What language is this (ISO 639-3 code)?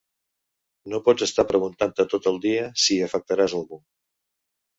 cat